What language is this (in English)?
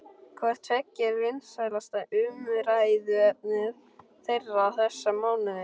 Icelandic